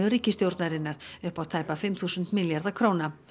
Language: Icelandic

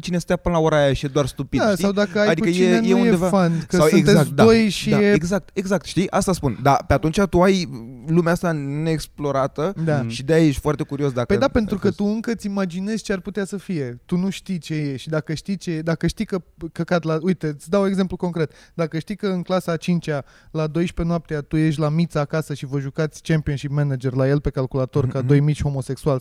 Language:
Romanian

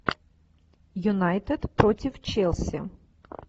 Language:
Russian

